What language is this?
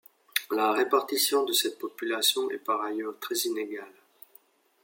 French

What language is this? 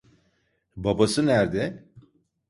Turkish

